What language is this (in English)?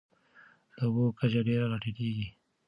Pashto